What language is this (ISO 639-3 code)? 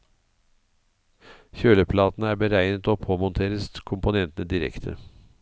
nor